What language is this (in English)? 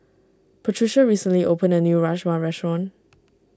English